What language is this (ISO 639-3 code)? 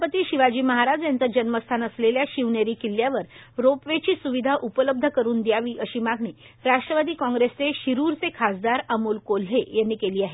mar